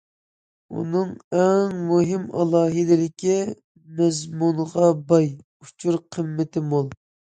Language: Uyghur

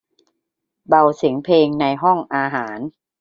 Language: Thai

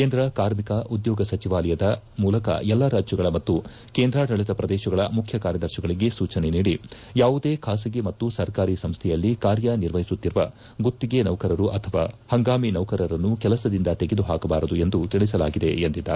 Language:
Kannada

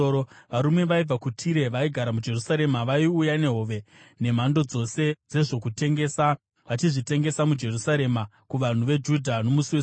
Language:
Shona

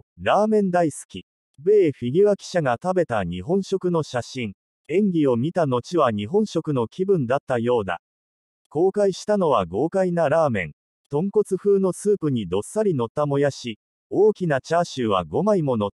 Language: Japanese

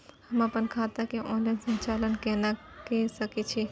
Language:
Maithili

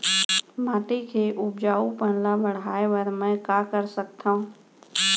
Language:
Chhattisgarhi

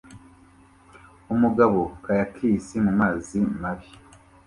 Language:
Kinyarwanda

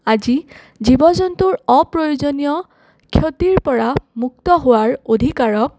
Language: Assamese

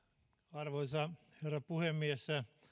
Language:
Finnish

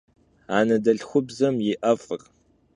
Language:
Kabardian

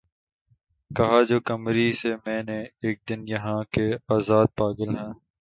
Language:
Urdu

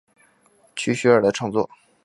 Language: Chinese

